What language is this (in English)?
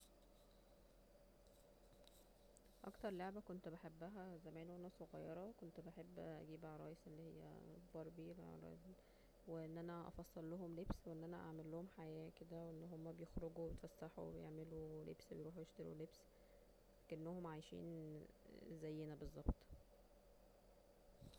Egyptian Arabic